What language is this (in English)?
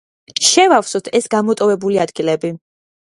Georgian